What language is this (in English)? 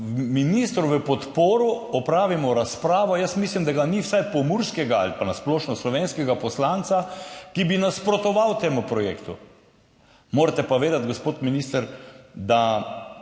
Slovenian